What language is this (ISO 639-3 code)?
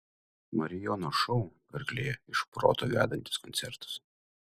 lit